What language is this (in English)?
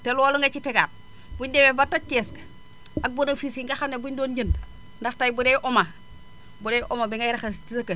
Wolof